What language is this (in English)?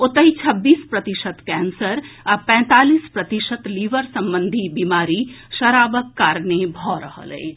Maithili